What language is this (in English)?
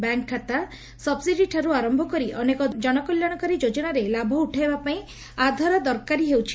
Odia